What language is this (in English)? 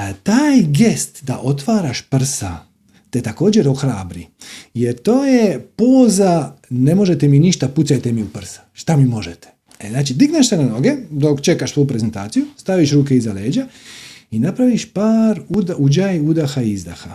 Croatian